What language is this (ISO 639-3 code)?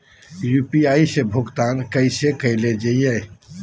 mag